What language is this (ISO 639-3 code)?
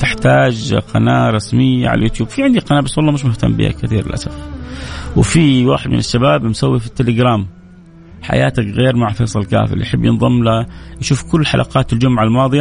ara